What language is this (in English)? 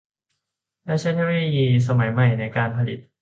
Thai